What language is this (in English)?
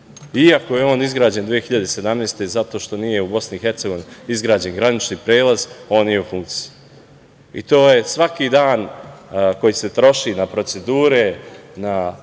Serbian